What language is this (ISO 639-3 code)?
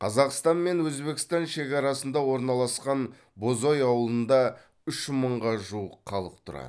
kaz